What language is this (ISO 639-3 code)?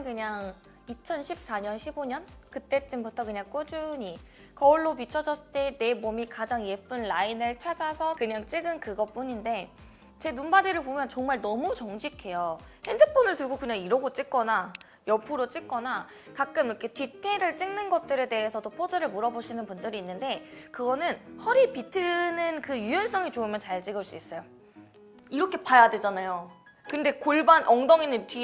kor